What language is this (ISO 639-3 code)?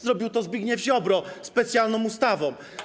pol